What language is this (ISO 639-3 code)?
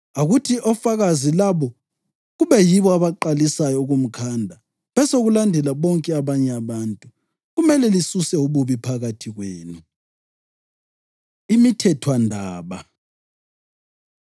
nde